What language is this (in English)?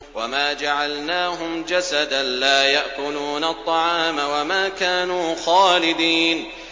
Arabic